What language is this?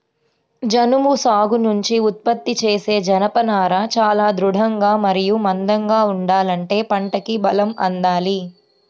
Telugu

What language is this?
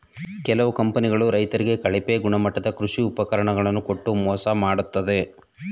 Kannada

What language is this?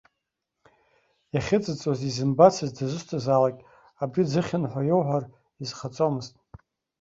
Abkhazian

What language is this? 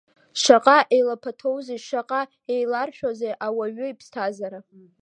Abkhazian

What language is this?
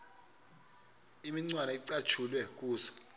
Xhosa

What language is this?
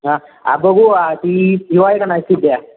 Marathi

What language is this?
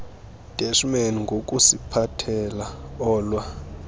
Xhosa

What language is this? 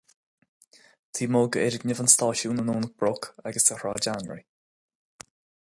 Irish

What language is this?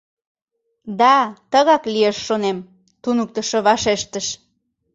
Mari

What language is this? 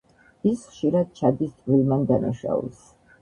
Georgian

